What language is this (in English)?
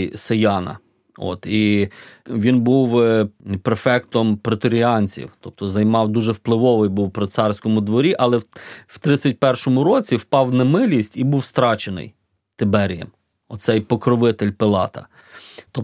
Ukrainian